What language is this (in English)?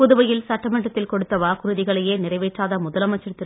Tamil